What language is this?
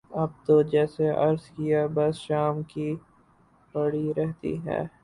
Urdu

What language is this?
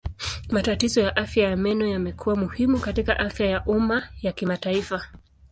Swahili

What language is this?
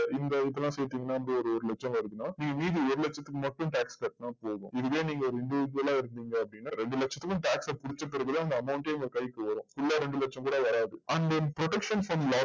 Tamil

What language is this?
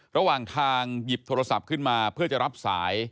Thai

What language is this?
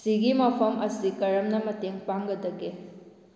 Manipuri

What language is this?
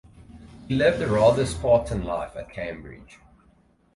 English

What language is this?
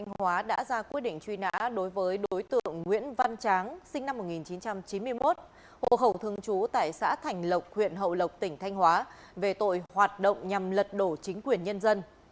Vietnamese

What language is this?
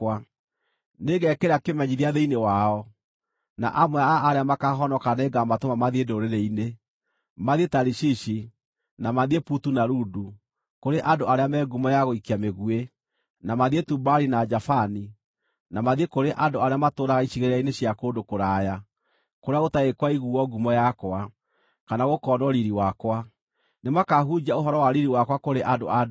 Kikuyu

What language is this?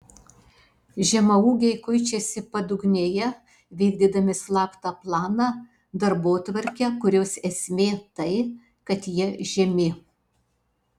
Lithuanian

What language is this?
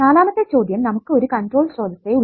Malayalam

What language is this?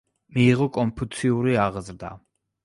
Georgian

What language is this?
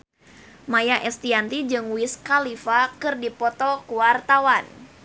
Sundanese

